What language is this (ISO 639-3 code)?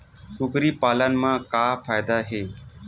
hne